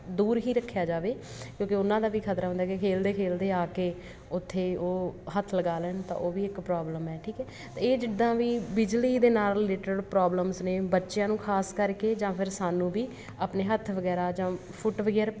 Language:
Punjabi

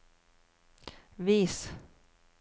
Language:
Norwegian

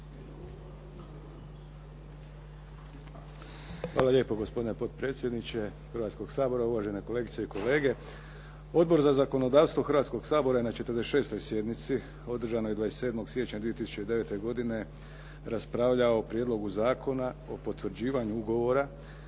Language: Croatian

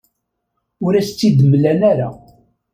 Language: Kabyle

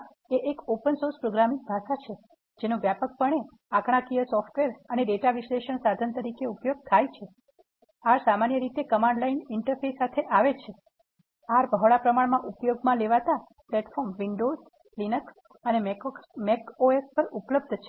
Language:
Gujarati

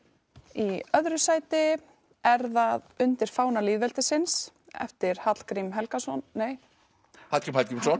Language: Icelandic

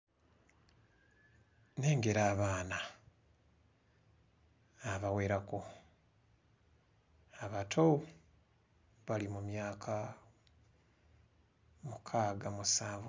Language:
Ganda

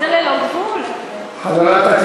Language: Hebrew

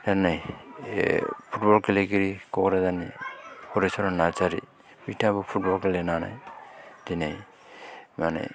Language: Bodo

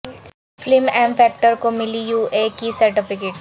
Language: Urdu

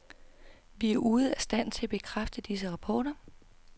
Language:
Danish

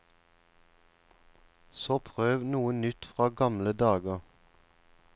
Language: Norwegian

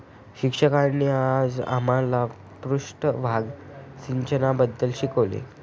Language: Marathi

